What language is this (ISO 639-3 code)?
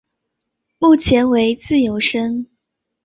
zho